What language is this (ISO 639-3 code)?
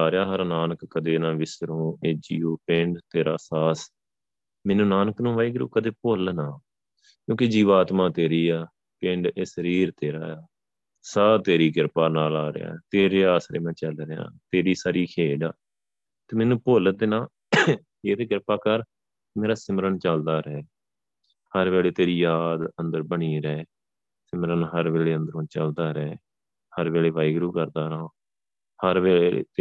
pan